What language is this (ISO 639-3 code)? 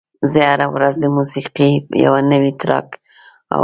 pus